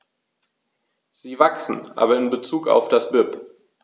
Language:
German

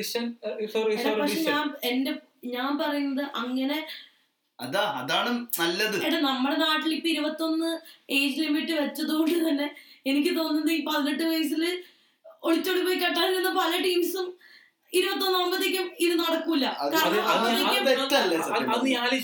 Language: Malayalam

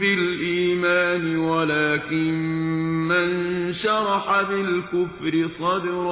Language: Persian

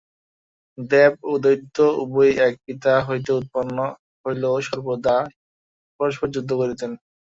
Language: Bangla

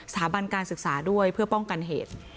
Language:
Thai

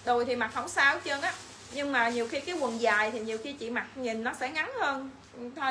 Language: Vietnamese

